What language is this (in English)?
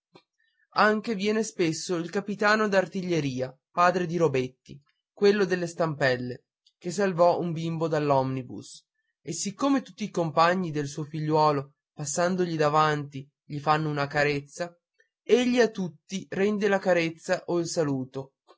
Italian